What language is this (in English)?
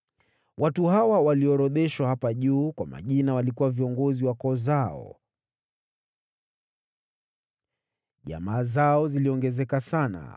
Swahili